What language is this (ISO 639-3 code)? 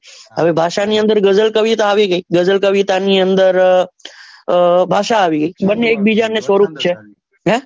guj